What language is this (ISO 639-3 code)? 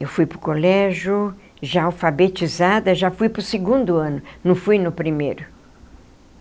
por